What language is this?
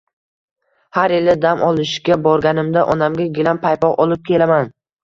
Uzbek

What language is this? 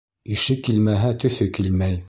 Bashkir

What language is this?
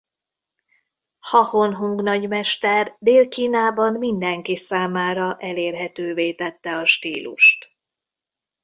Hungarian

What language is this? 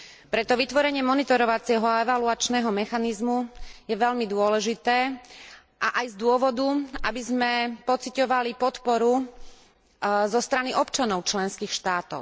Slovak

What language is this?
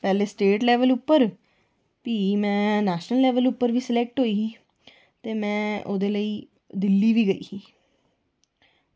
Dogri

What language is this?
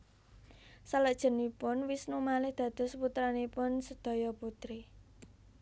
Javanese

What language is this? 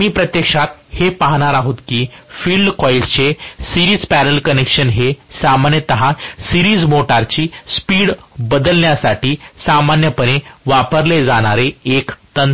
Marathi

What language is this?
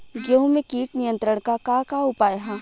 Bhojpuri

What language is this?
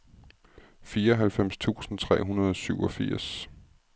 Danish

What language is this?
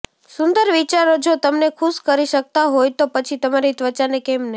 Gujarati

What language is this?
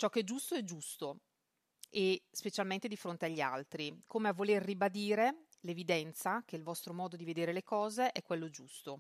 Italian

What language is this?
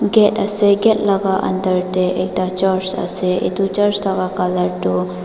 Naga Pidgin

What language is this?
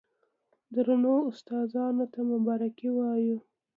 Pashto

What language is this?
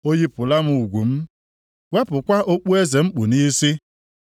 Igbo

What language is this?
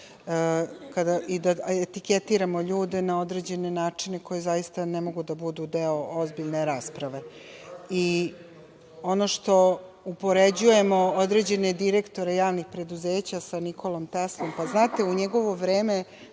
Serbian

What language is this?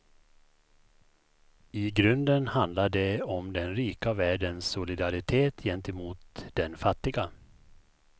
Swedish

